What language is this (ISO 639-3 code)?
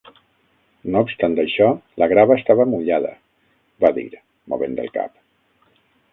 cat